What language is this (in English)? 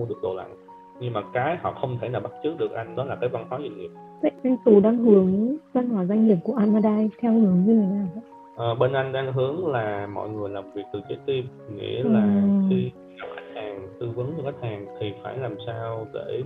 Vietnamese